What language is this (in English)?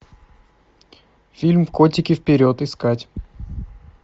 Russian